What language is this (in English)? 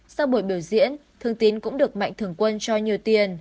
Vietnamese